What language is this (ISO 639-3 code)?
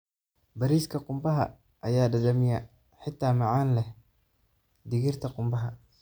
som